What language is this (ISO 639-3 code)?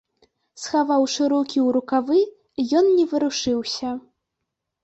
bel